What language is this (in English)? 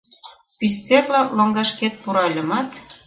Mari